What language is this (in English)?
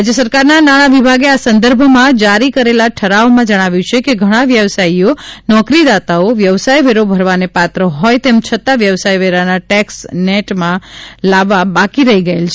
Gujarati